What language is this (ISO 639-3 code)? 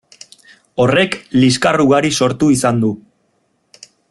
eus